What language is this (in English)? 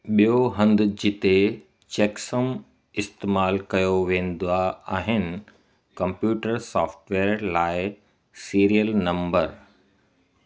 Sindhi